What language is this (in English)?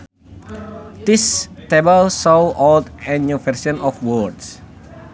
Sundanese